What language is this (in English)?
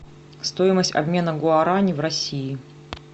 Russian